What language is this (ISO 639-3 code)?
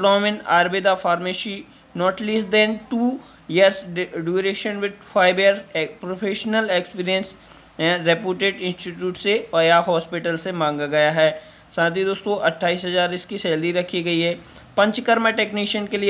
hin